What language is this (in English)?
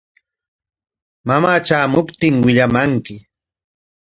Corongo Ancash Quechua